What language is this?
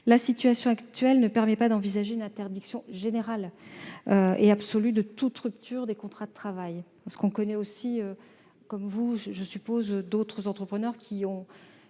French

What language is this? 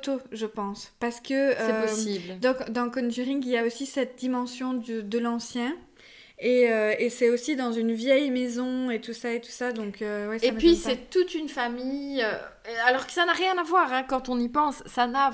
French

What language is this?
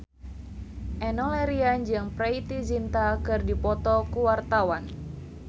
Sundanese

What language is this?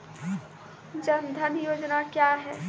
Maithili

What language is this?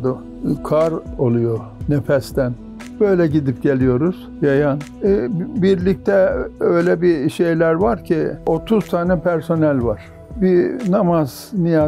Turkish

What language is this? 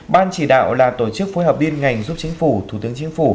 Vietnamese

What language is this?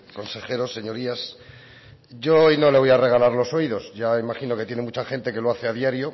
Spanish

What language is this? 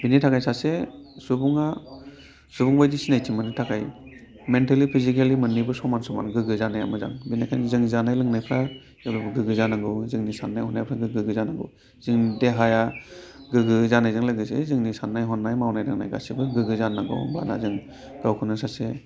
Bodo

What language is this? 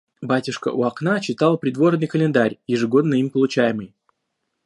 Russian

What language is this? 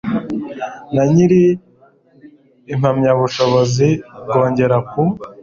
Kinyarwanda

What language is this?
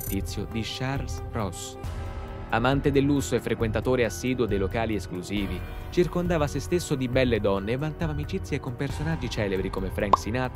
Italian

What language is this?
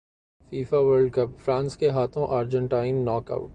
Urdu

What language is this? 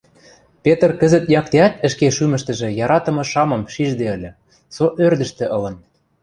Western Mari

